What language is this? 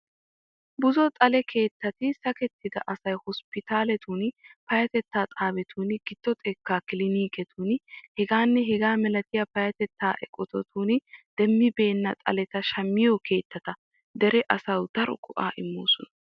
Wolaytta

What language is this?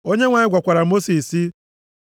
Igbo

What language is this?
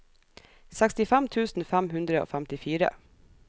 Norwegian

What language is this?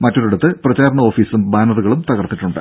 Malayalam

